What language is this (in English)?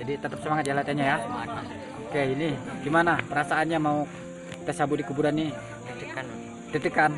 Indonesian